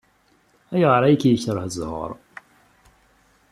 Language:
Kabyle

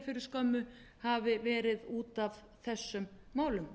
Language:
Icelandic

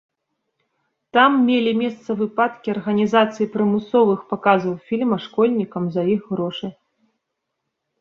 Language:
Belarusian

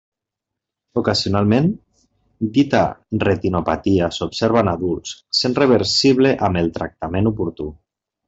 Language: Catalan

